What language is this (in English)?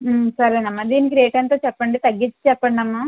Telugu